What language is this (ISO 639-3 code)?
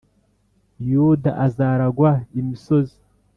kin